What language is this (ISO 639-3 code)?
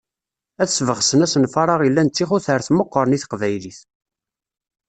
kab